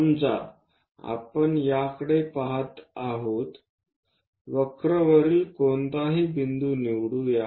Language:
Marathi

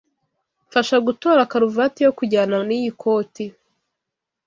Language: Kinyarwanda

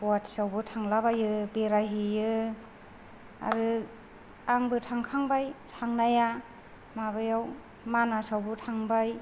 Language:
Bodo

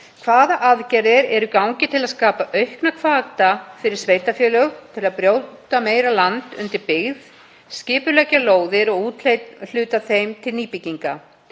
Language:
Icelandic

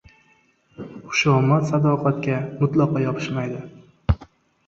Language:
Uzbek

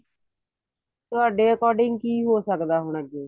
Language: Punjabi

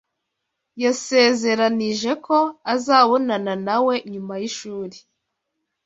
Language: Kinyarwanda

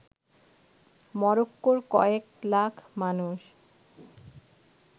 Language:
Bangla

